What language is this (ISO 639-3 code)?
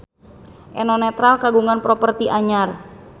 sun